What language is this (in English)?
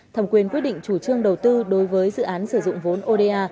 Vietnamese